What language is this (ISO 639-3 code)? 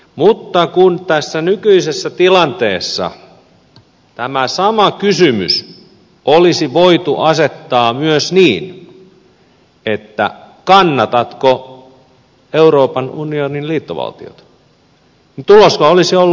fin